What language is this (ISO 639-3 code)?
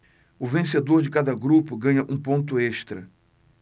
por